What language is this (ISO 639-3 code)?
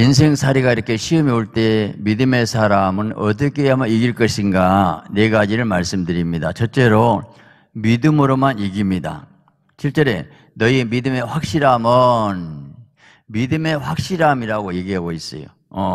kor